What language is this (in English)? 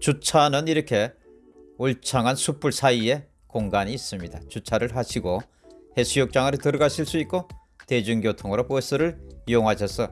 Korean